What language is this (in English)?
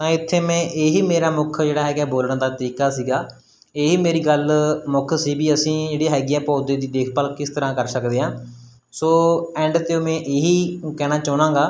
Punjabi